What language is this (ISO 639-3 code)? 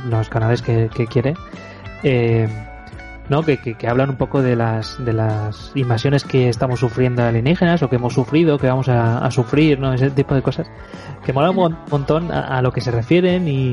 spa